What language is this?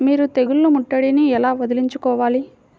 Telugu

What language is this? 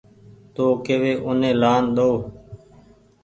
Goaria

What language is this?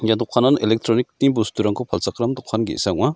Garo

